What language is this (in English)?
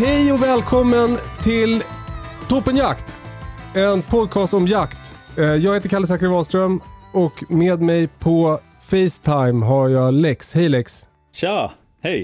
Swedish